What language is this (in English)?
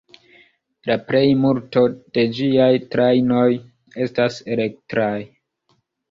Esperanto